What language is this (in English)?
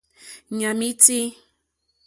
Mokpwe